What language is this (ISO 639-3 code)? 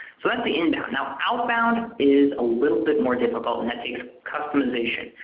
eng